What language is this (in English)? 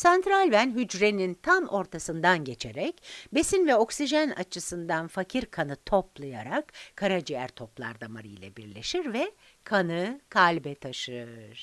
Turkish